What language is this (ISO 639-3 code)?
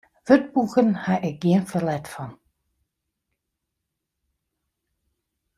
fry